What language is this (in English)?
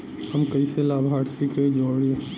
Bhojpuri